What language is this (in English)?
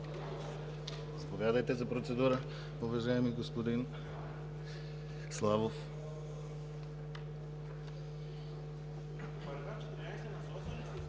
Bulgarian